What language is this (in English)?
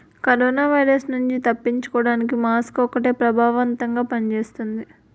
Telugu